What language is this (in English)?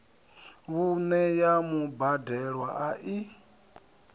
Venda